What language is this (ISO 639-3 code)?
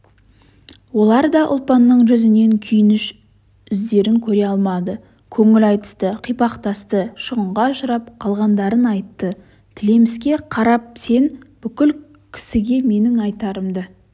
kaz